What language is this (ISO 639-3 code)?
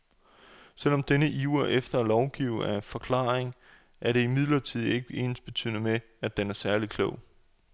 dan